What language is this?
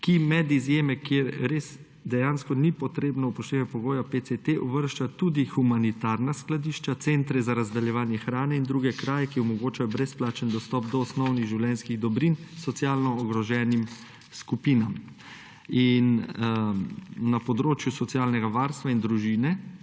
Slovenian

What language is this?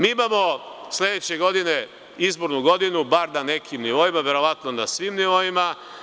Serbian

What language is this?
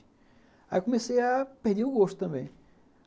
Portuguese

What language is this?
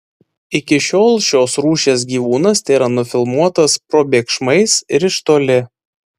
Lithuanian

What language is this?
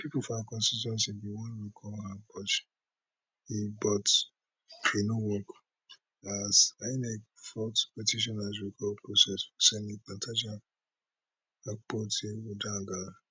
Nigerian Pidgin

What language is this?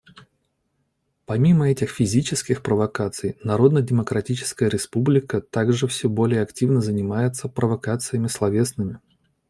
Russian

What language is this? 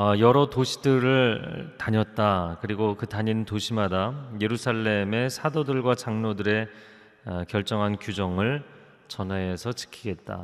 Korean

